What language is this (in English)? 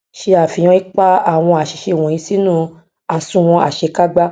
Yoruba